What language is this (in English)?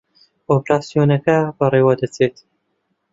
Central Kurdish